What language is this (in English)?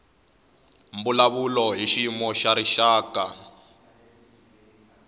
Tsonga